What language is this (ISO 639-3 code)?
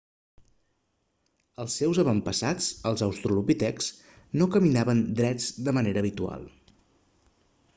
cat